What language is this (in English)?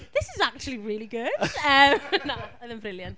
Welsh